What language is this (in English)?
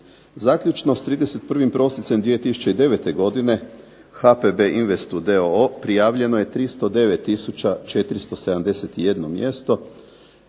Croatian